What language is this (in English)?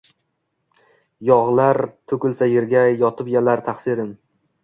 Uzbek